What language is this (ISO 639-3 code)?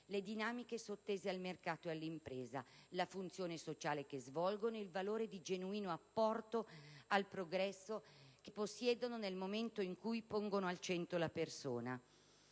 ita